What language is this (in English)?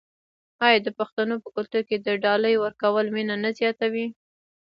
Pashto